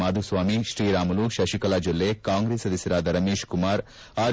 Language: Kannada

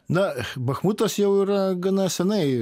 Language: Lithuanian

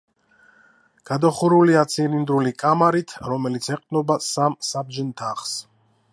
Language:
Georgian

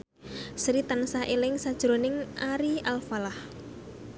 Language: Javanese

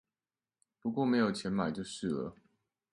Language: Chinese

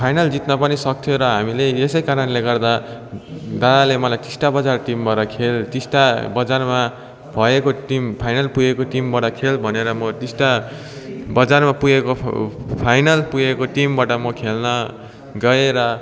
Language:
Nepali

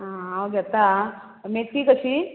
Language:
Konkani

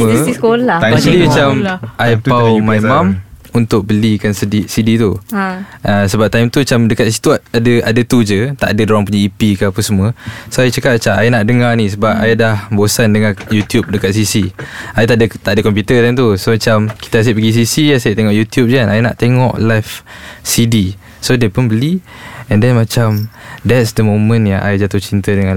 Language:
Malay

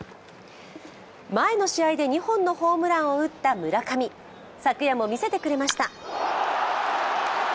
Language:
Japanese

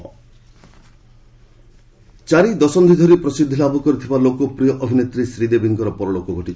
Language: Odia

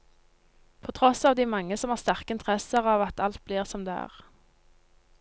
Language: Norwegian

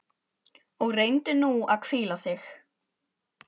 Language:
Icelandic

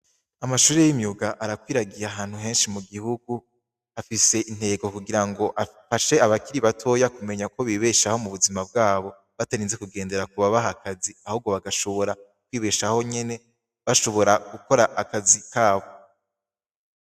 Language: Rundi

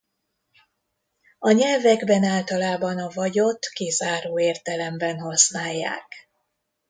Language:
Hungarian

